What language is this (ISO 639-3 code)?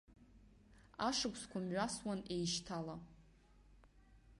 abk